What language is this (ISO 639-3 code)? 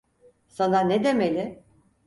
tur